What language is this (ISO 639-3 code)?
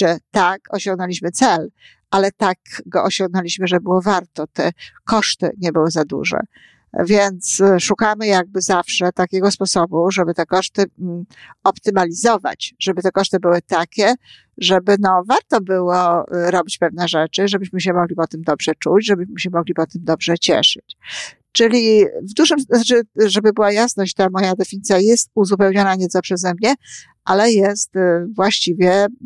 pol